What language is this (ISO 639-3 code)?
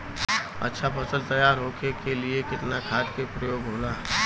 bho